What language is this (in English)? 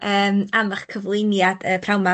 Welsh